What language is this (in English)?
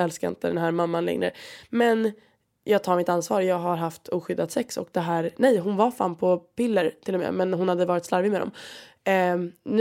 Swedish